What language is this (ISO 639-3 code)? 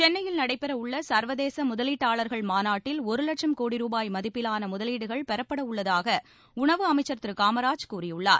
tam